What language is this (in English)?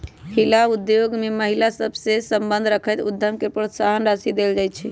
Magahi